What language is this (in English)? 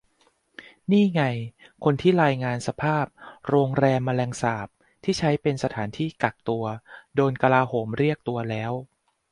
Thai